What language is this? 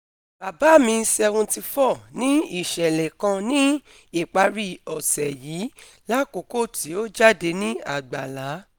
Yoruba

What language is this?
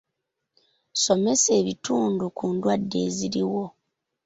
Ganda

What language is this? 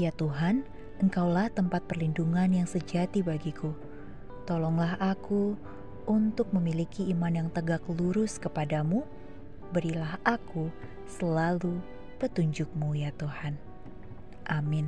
Indonesian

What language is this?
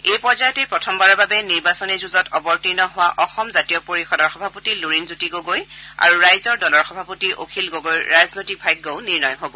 Assamese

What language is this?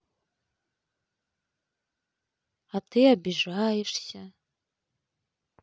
Russian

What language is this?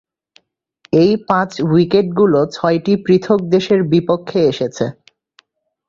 Bangla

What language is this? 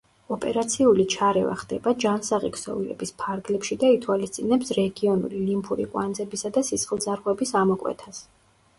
Georgian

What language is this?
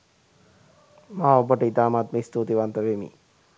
Sinhala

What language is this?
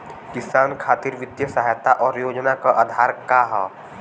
Bhojpuri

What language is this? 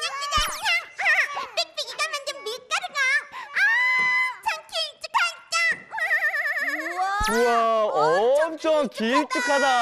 Korean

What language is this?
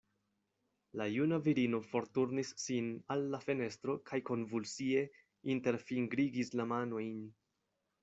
Esperanto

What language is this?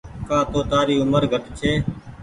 Goaria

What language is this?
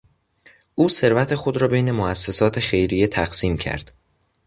Persian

